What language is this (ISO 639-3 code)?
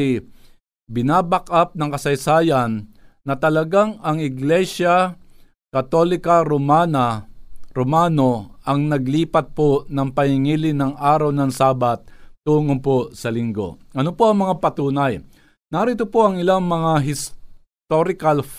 fil